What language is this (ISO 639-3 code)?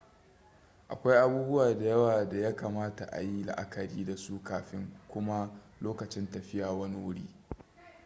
hau